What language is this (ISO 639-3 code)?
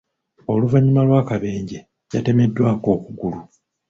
lug